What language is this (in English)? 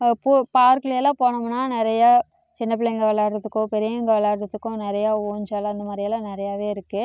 Tamil